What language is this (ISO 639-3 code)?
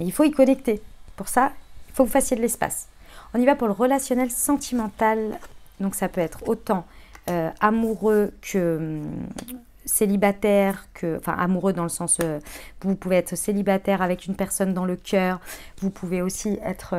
fra